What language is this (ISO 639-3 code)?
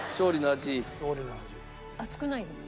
jpn